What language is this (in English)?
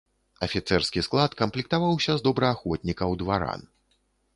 Belarusian